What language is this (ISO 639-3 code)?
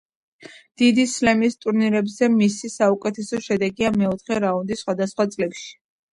kat